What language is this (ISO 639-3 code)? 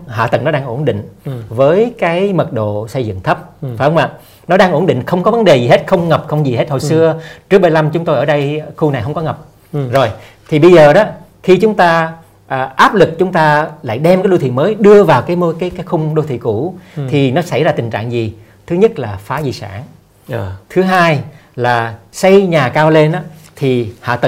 vie